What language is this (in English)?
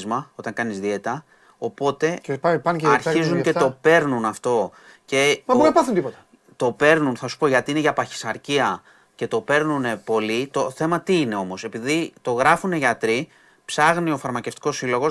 Greek